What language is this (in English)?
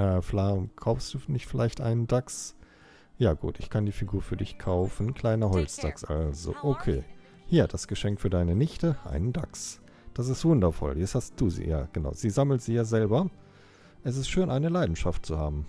German